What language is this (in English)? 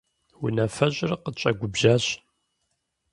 Kabardian